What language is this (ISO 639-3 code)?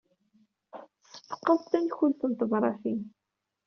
kab